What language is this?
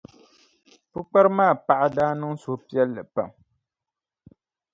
Dagbani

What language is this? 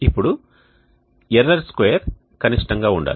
Telugu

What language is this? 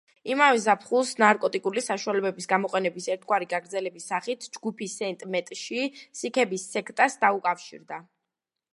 Georgian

